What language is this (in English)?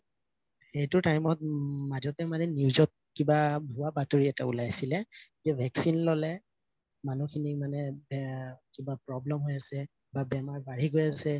Assamese